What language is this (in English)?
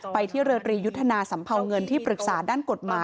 Thai